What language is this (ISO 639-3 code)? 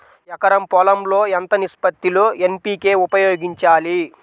tel